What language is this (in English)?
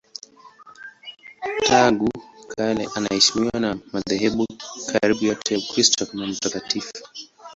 Swahili